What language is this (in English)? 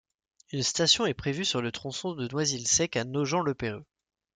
French